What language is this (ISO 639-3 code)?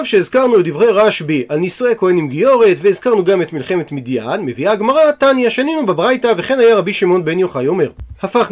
heb